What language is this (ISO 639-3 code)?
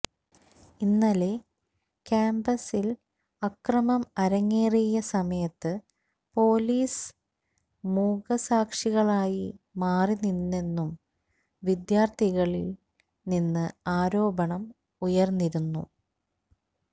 mal